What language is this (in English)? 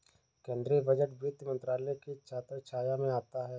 Hindi